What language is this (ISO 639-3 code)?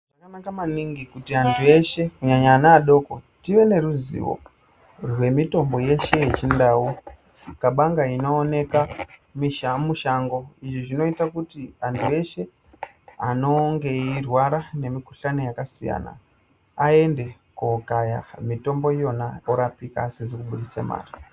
ndc